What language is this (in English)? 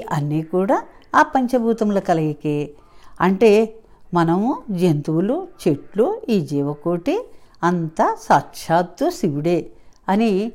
Telugu